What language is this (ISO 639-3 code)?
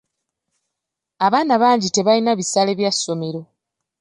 lug